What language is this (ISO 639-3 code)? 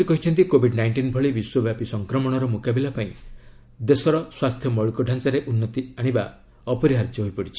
ori